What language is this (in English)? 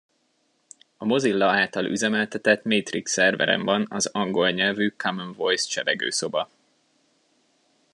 Hungarian